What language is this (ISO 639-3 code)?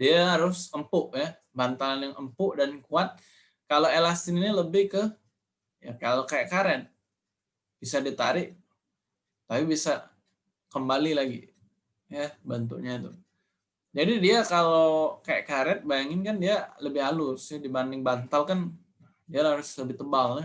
ind